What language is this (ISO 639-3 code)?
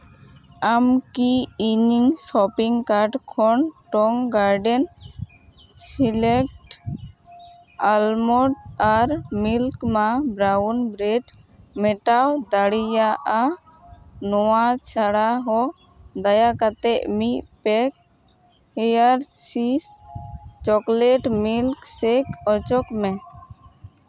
sat